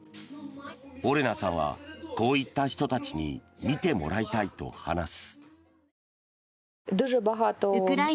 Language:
Japanese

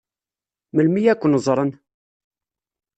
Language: Kabyle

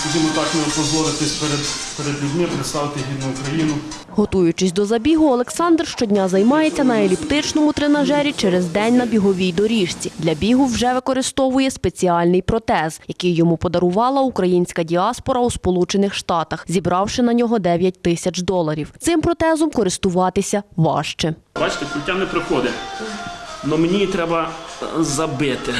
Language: Ukrainian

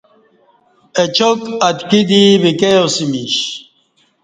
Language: Kati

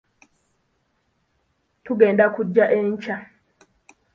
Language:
Ganda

